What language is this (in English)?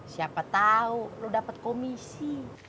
Indonesian